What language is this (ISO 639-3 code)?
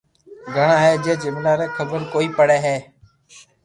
lrk